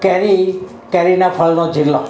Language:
Gujarati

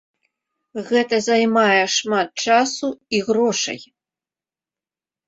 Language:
Belarusian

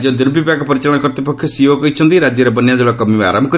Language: Odia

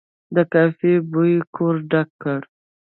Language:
Pashto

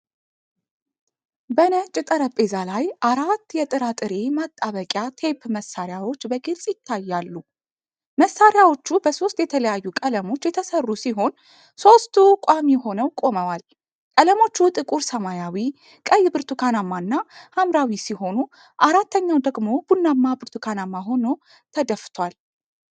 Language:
Amharic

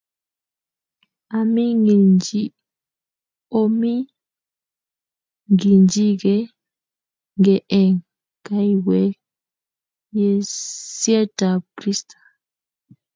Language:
Kalenjin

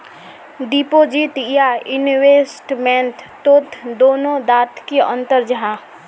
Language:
Magahi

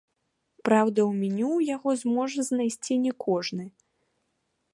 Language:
Belarusian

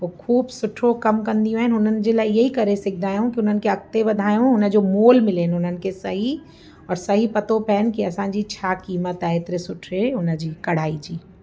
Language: Sindhi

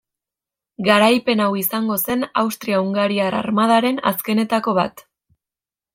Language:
Basque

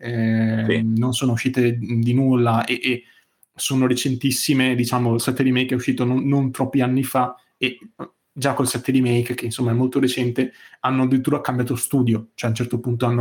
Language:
Italian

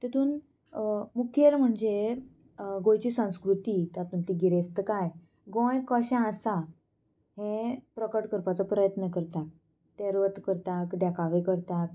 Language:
Konkani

